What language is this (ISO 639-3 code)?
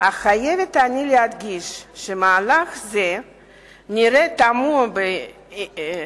heb